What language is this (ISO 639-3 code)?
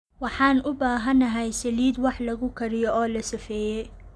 som